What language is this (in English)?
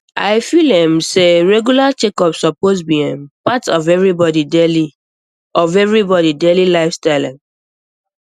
Nigerian Pidgin